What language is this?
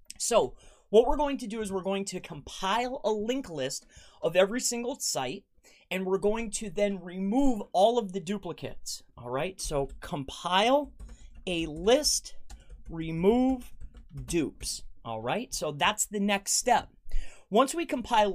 English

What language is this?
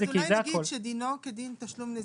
Hebrew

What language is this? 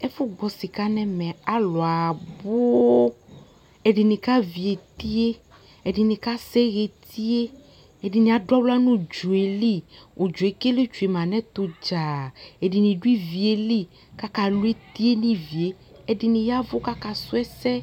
Ikposo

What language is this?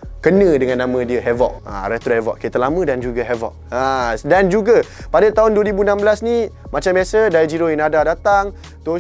Malay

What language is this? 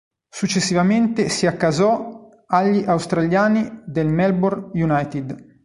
Italian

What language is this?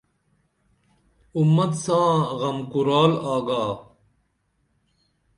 Dameli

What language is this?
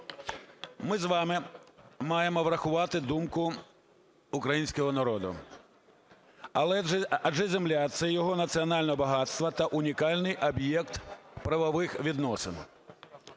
Ukrainian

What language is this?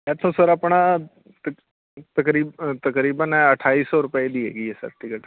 Punjabi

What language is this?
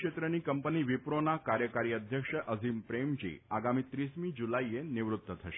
Gujarati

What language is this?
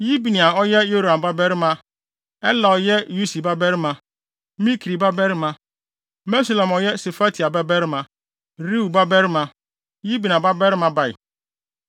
Akan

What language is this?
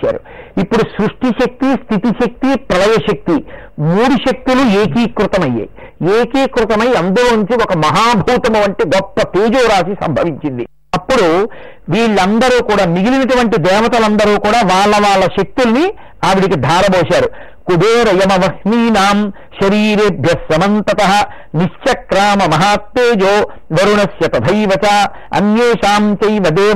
Telugu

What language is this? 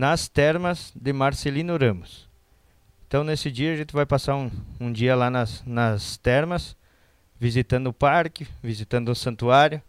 Portuguese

